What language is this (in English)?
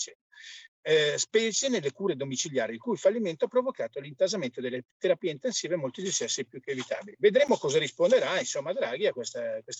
Italian